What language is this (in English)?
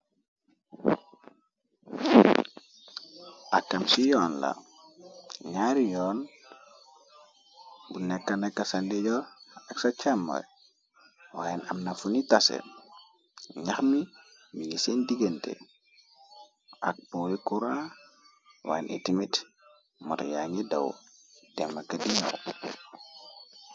Wolof